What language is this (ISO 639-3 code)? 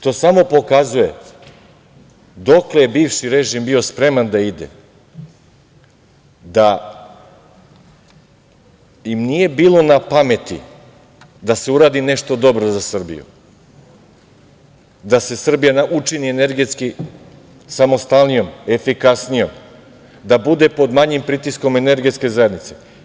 srp